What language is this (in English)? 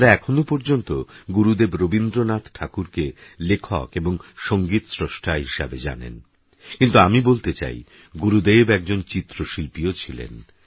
Bangla